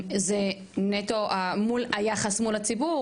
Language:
Hebrew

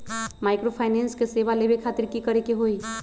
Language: Magahi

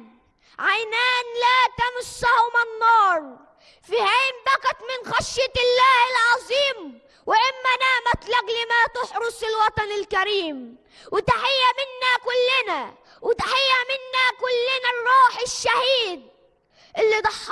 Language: Arabic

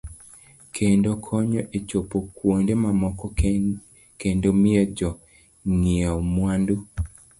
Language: Luo (Kenya and Tanzania)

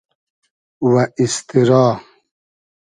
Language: Hazaragi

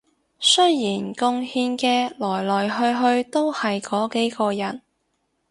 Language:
Cantonese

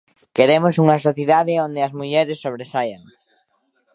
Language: Galician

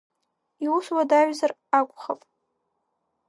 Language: Abkhazian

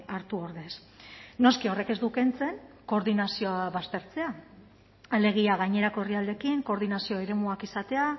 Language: Basque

